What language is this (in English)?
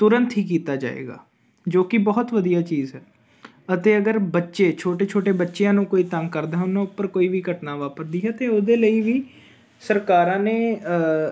Punjabi